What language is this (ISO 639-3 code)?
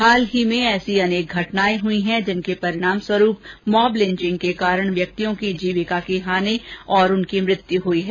hin